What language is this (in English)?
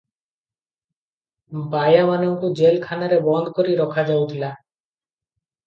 Odia